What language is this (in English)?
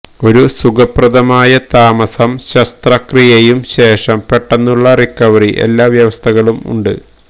Malayalam